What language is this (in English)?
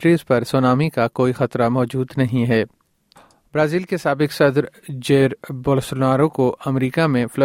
Urdu